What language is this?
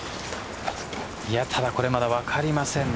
Japanese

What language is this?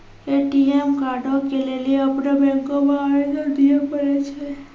Maithili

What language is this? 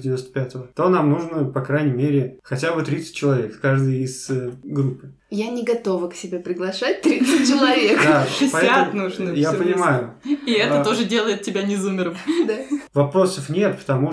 Russian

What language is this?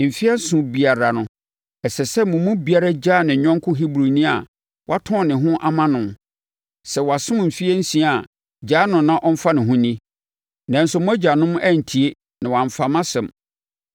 Akan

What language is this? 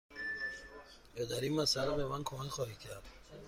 Persian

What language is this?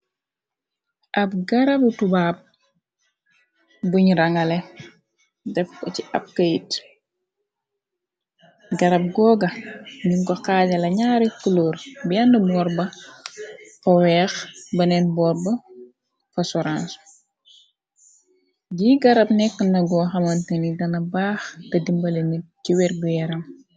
Wolof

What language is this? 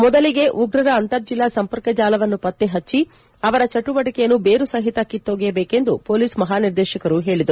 Kannada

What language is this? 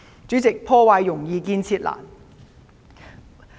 Cantonese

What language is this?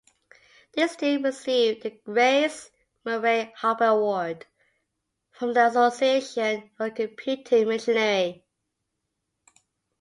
English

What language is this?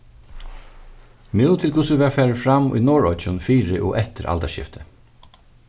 Faroese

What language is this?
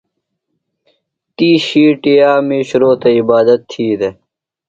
Phalura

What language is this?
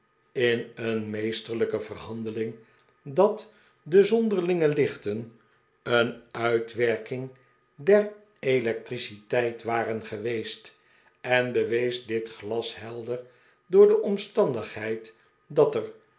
Dutch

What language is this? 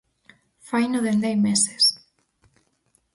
Galician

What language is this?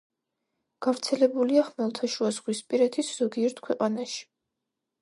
Georgian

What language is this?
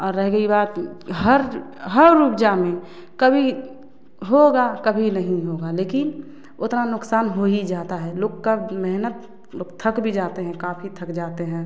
Hindi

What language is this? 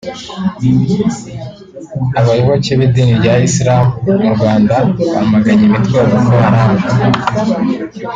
Kinyarwanda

